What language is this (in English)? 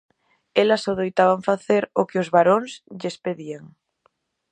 Galician